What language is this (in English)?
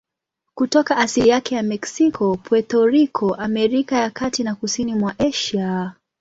Swahili